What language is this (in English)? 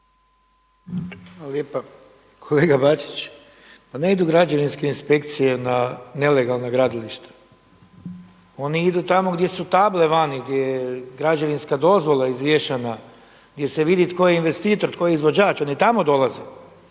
Croatian